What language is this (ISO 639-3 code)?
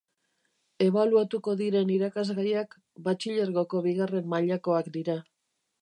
eus